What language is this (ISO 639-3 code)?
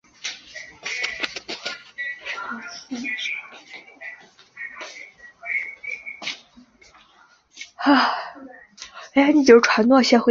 zho